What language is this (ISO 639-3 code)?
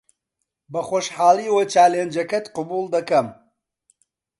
ckb